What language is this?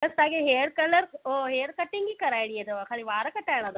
Sindhi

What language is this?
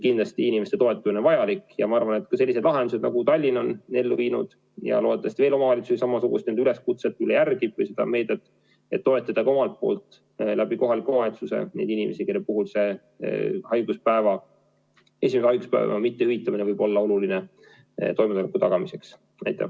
Estonian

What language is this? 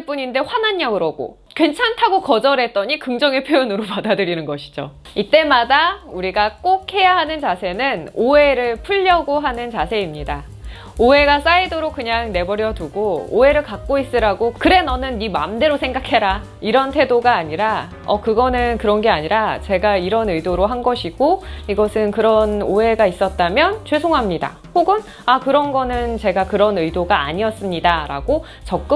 Korean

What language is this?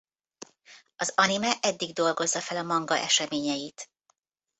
Hungarian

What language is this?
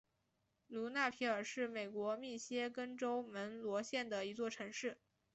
Chinese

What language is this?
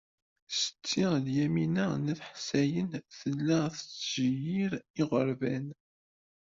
Kabyle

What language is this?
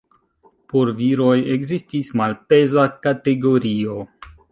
Esperanto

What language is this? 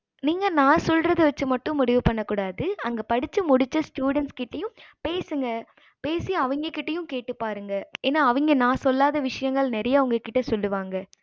Tamil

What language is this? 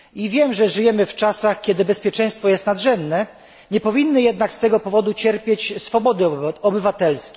Polish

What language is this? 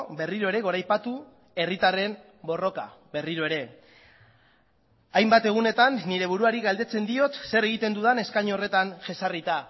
Basque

